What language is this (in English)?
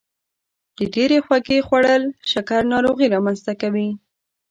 Pashto